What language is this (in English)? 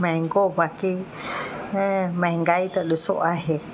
Sindhi